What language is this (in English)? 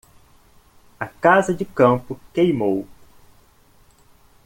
Portuguese